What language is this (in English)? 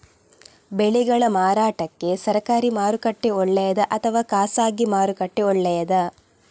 Kannada